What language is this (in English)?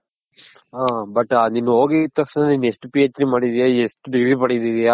Kannada